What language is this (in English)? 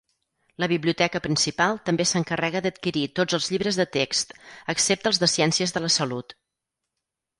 Catalan